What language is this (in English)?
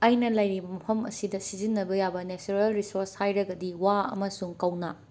Manipuri